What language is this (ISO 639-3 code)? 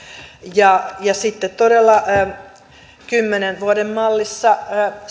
fin